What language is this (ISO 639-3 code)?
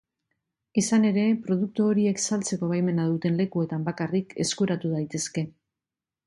eus